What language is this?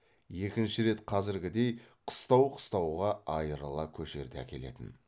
Kazakh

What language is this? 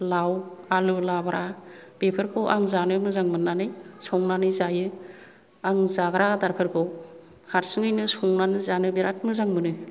Bodo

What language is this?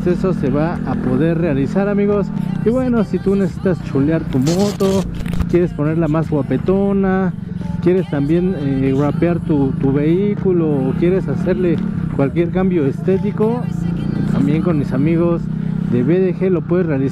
Spanish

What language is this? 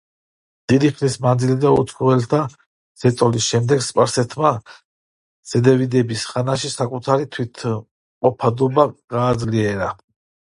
Georgian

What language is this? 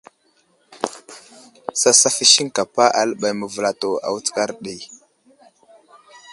Wuzlam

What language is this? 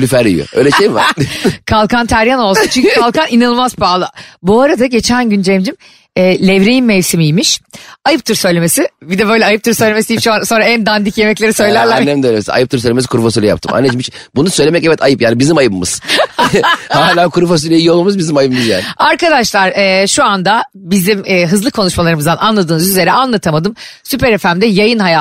Turkish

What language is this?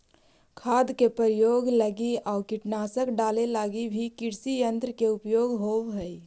Magahi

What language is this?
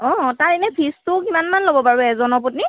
Assamese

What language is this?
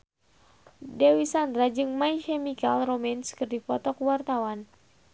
Sundanese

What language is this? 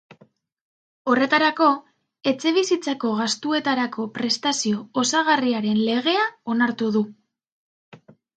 Basque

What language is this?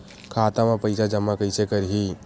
Chhattisgarhi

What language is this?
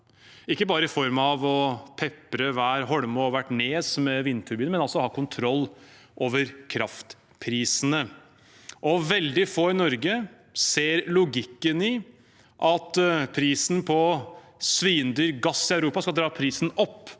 Norwegian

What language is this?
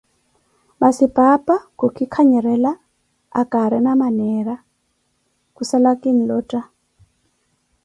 Koti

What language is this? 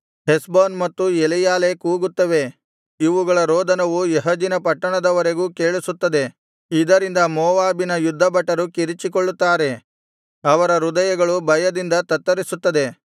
Kannada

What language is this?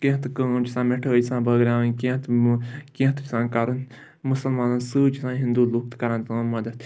Kashmiri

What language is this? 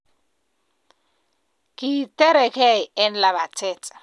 Kalenjin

